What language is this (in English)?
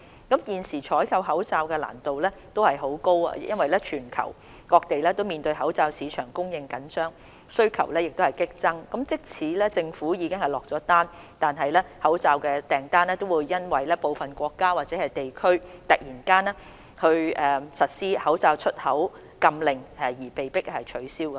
Cantonese